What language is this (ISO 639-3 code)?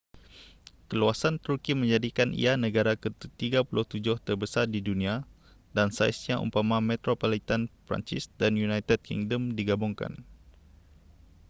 msa